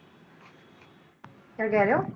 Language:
Punjabi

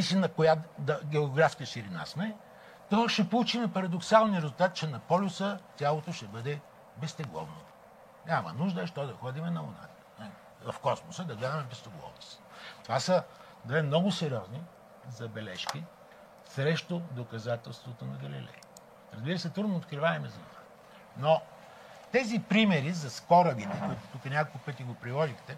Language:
Bulgarian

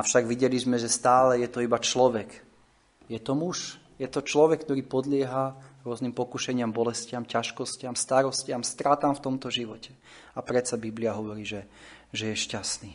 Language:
Slovak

